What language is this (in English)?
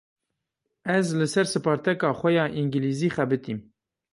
Kurdish